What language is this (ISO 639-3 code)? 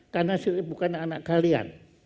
ind